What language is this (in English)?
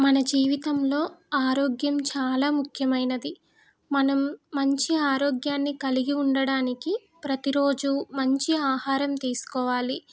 Telugu